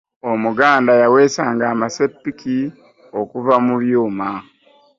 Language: Ganda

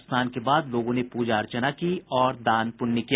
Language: Hindi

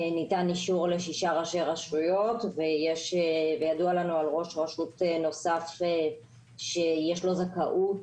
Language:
Hebrew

